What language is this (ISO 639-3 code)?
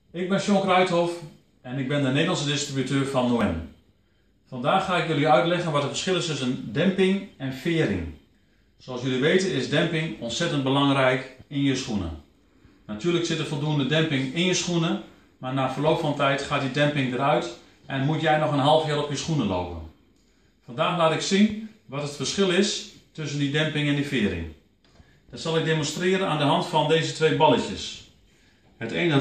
nld